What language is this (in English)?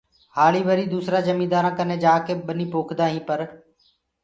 Gurgula